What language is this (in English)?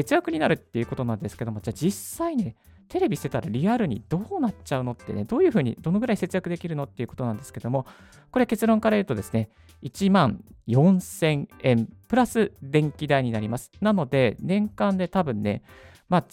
Japanese